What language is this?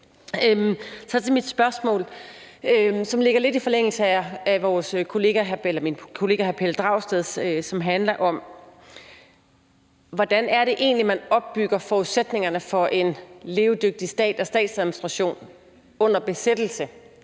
Danish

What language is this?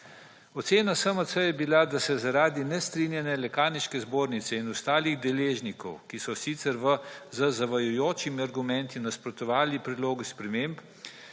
Slovenian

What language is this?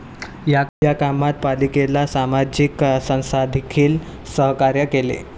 Marathi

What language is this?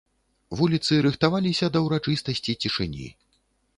Belarusian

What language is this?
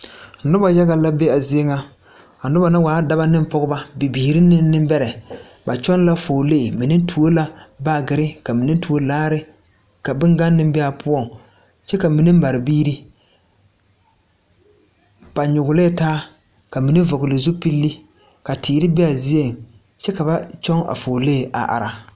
Southern Dagaare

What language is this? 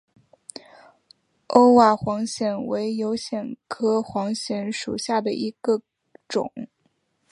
Chinese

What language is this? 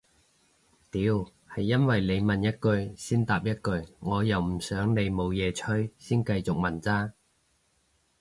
Cantonese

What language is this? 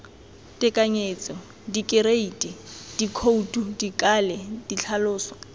Tswana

